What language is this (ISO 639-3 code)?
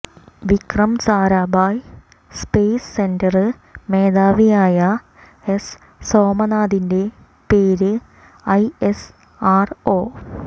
mal